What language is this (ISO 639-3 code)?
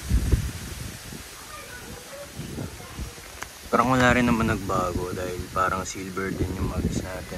fil